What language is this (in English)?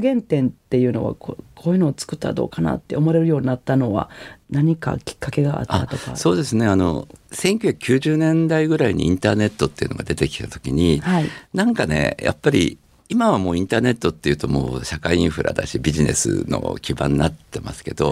Japanese